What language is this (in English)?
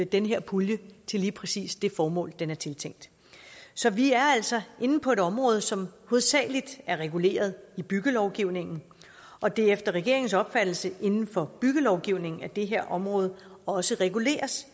Danish